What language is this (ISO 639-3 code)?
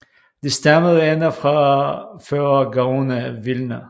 dan